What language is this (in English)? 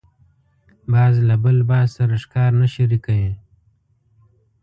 Pashto